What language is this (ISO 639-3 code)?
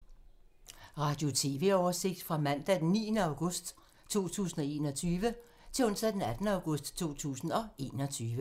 dan